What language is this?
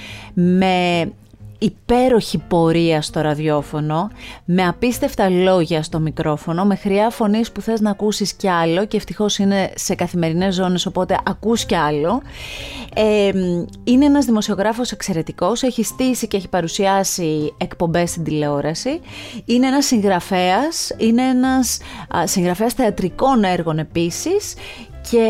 Greek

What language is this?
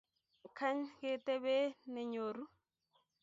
Kalenjin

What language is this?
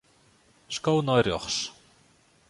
Western Frisian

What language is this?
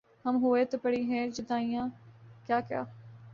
Urdu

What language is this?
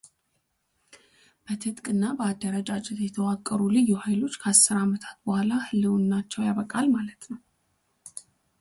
Amharic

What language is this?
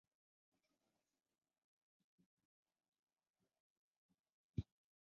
Kyrgyz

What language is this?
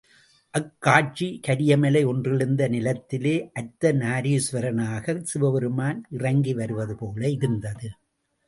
Tamil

